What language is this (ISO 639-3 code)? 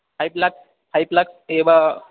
san